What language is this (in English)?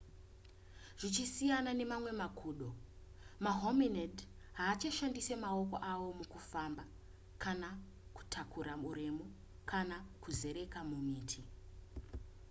Shona